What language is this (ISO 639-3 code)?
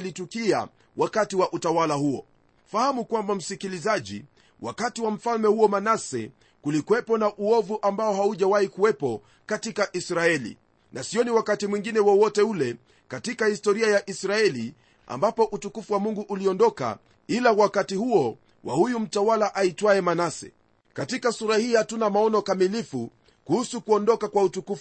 swa